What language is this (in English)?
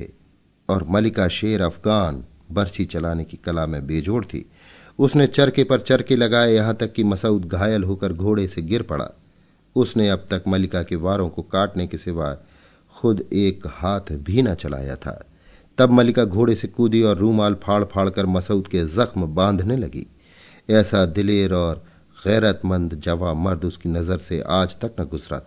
Hindi